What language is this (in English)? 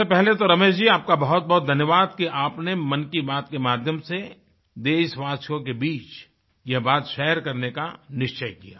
Hindi